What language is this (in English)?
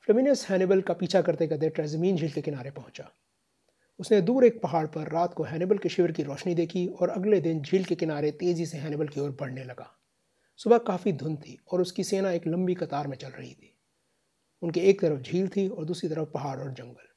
Hindi